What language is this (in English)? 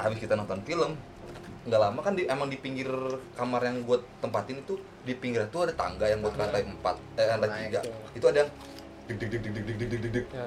Indonesian